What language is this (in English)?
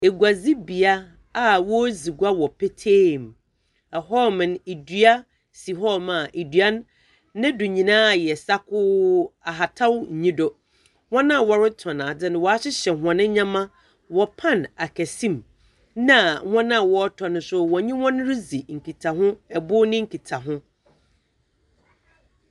Akan